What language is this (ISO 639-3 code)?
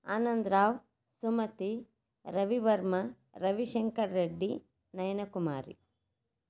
kan